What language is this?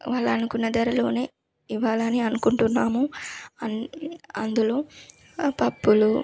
Telugu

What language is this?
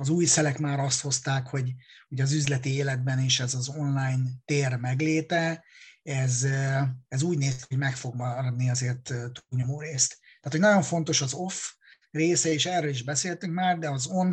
Hungarian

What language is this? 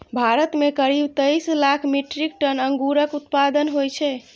Maithili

